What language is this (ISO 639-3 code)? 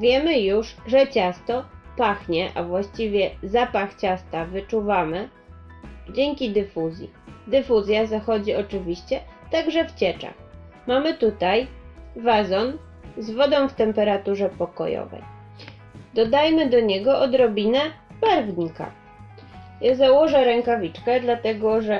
pol